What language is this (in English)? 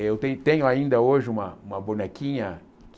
Portuguese